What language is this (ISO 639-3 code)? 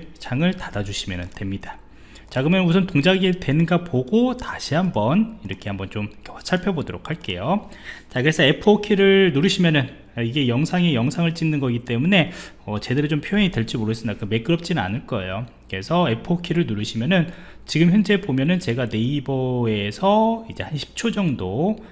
kor